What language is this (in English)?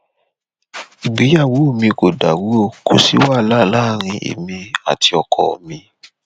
Yoruba